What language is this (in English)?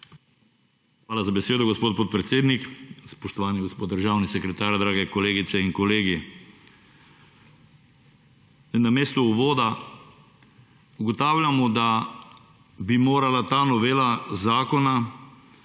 Slovenian